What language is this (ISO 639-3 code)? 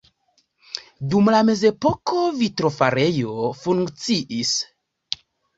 epo